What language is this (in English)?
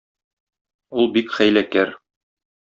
Tatar